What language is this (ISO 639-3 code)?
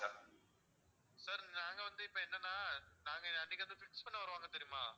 tam